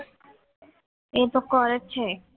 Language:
Gujarati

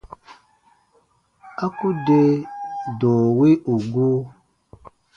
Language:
Baatonum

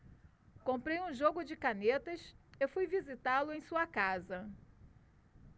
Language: Portuguese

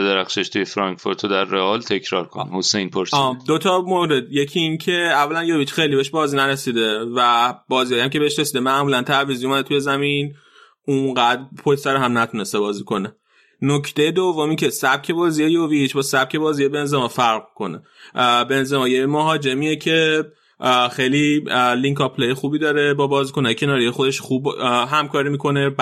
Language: Persian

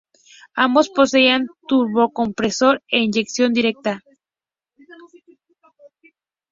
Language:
Spanish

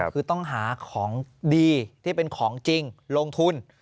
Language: Thai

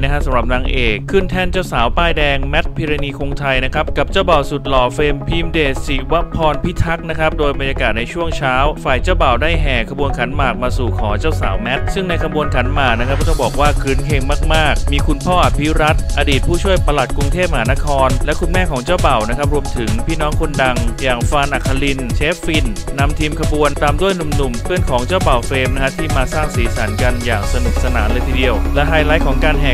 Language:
Thai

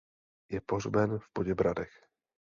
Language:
Czech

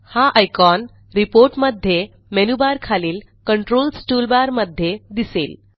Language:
Marathi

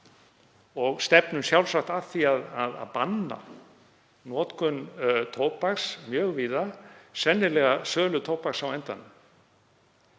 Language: Icelandic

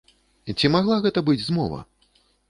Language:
Belarusian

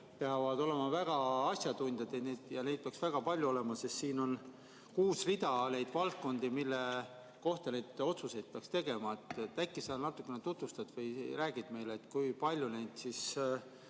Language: Estonian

